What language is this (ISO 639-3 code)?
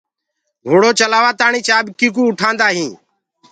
ggg